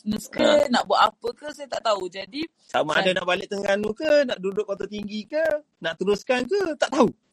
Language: Malay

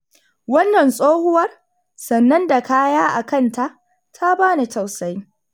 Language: Hausa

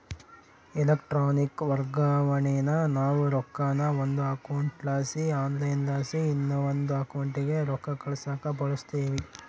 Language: Kannada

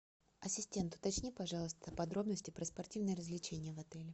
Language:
Russian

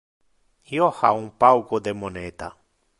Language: Interlingua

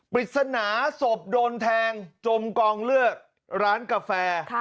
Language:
Thai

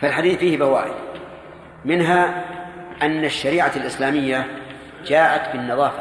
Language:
Arabic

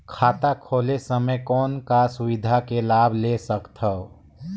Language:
Chhattisgarhi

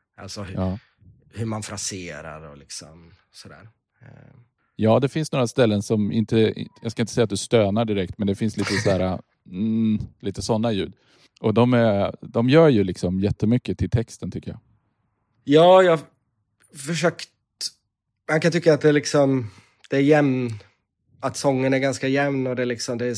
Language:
Swedish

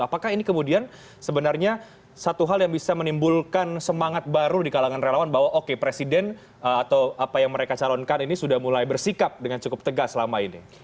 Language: Indonesian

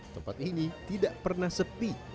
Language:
Indonesian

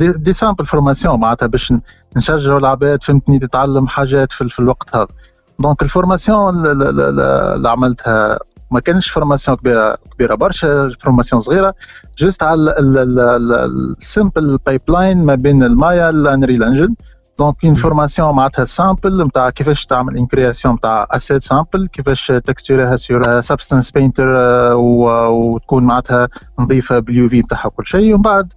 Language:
Arabic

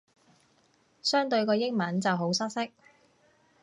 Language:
Cantonese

